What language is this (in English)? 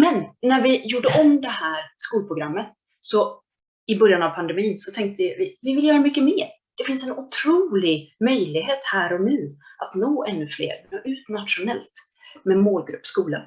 Swedish